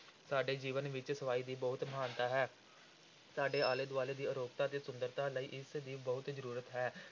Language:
Punjabi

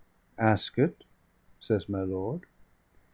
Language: English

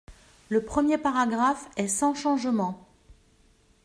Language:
French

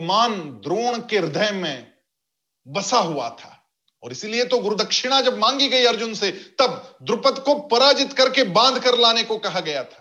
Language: Hindi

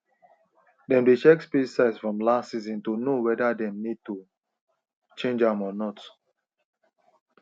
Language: Nigerian Pidgin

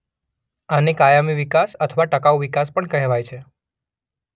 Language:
Gujarati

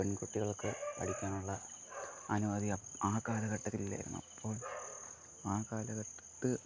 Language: Malayalam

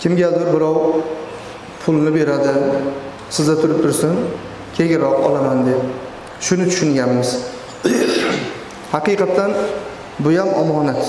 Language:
Turkish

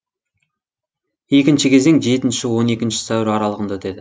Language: Kazakh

